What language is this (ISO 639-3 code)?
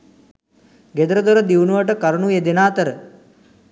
sin